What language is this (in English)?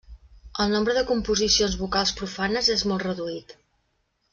Catalan